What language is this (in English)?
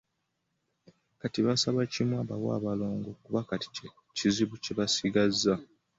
Ganda